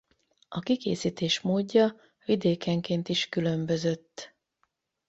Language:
Hungarian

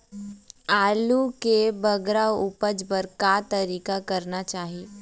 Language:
Chhattisgarhi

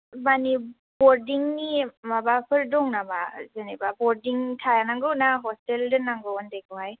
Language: Bodo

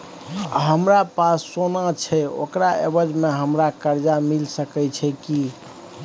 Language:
Maithili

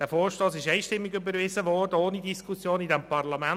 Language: Swiss German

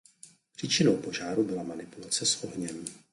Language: Czech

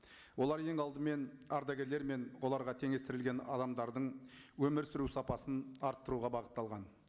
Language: Kazakh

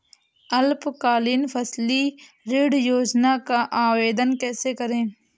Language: Hindi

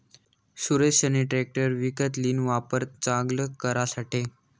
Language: Marathi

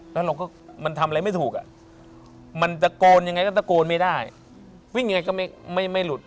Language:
Thai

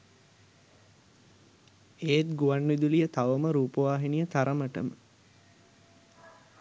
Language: Sinhala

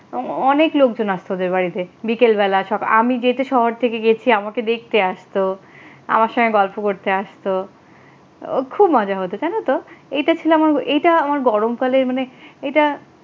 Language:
Bangla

